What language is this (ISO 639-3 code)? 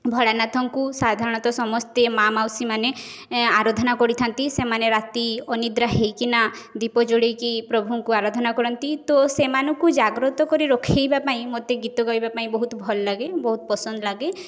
ori